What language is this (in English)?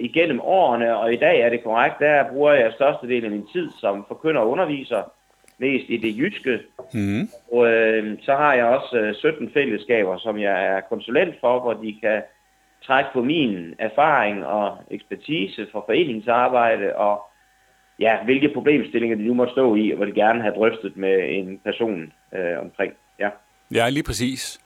Danish